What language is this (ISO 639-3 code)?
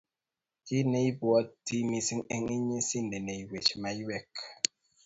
kln